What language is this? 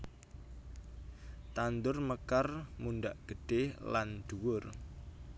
Javanese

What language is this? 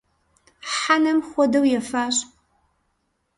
Kabardian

